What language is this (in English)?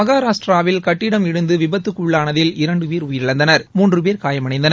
Tamil